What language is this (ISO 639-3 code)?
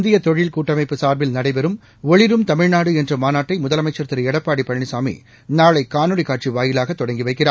tam